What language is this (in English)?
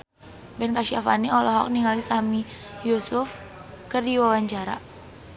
Sundanese